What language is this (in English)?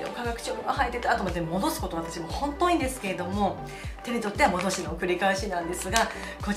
Japanese